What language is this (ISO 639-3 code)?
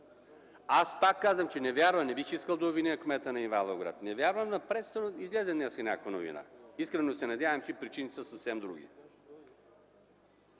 bul